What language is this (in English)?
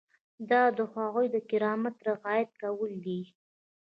Pashto